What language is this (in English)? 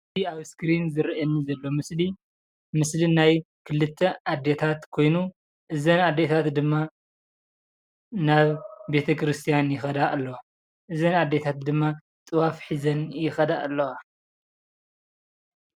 Tigrinya